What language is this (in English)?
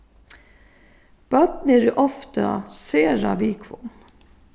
Faroese